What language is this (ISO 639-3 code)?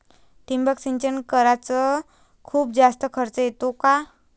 mar